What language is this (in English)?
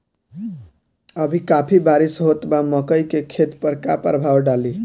Bhojpuri